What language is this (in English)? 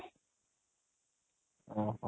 Odia